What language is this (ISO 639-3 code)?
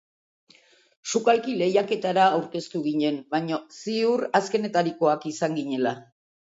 eus